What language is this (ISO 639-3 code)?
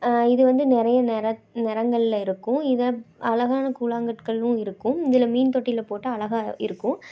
tam